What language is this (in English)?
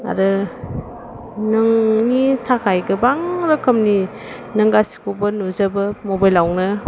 Bodo